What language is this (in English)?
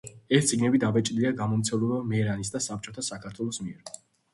Georgian